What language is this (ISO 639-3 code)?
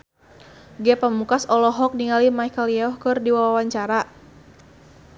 sun